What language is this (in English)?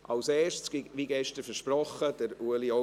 Swiss German